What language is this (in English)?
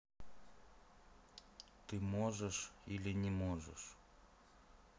Russian